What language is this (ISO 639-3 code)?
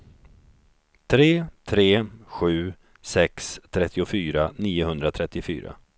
swe